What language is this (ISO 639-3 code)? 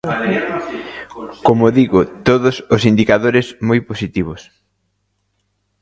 glg